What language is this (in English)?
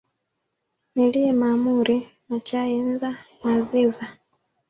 Swahili